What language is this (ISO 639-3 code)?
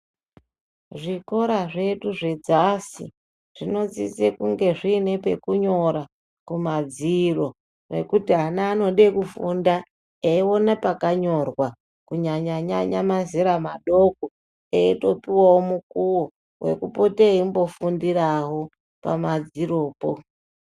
ndc